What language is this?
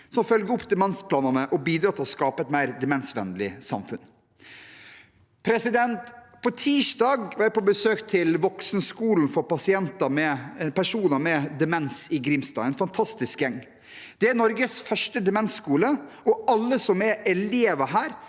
Norwegian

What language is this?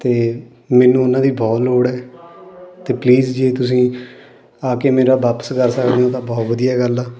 Punjabi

